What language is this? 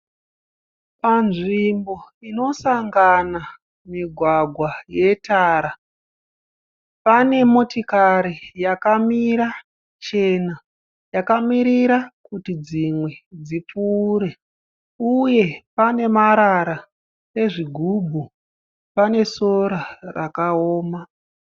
Shona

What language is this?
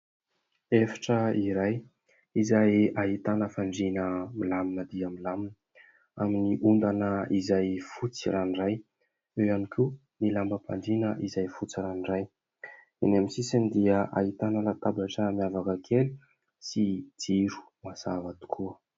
Malagasy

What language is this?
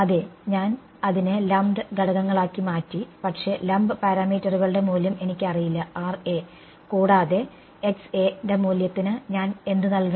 Malayalam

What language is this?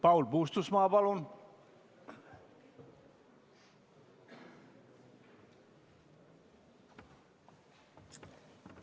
Estonian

